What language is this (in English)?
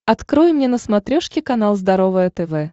Russian